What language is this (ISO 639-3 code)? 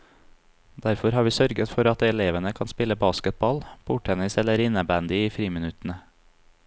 nor